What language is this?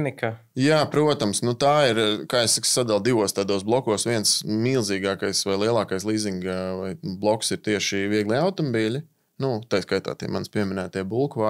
Latvian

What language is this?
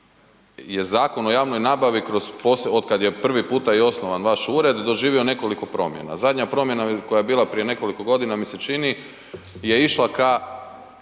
Croatian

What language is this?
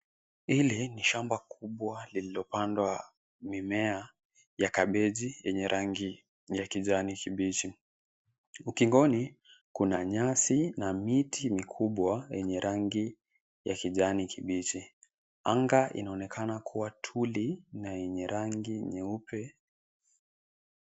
Swahili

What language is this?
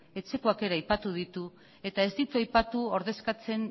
Basque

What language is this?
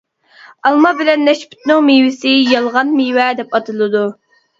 Uyghur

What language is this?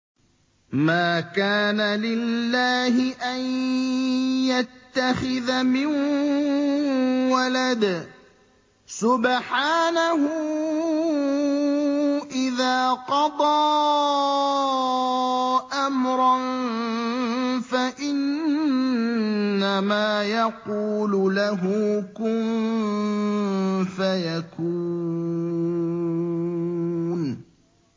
Arabic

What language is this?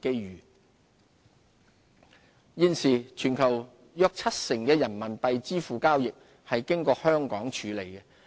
Cantonese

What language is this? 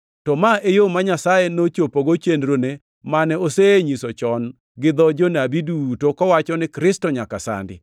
Luo (Kenya and Tanzania)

